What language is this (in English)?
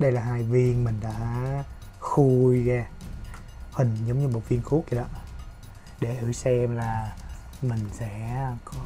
Vietnamese